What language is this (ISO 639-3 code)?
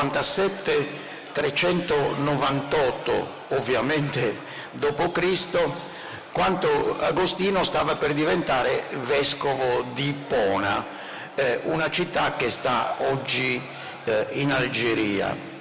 ita